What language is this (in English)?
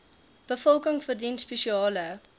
Afrikaans